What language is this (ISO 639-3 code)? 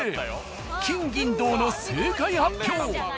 jpn